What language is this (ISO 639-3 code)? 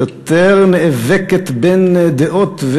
heb